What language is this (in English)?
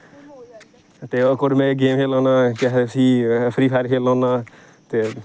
Dogri